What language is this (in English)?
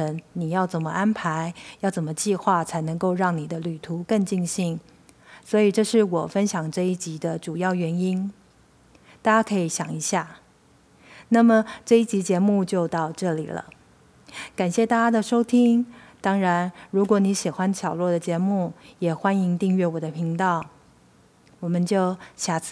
Chinese